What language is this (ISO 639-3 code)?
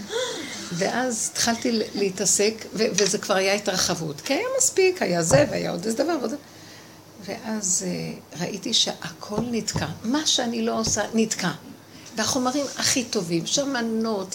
heb